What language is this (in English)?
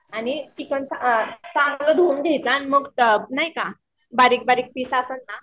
Marathi